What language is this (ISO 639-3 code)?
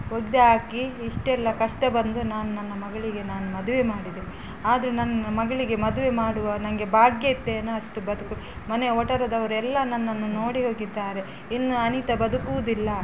kan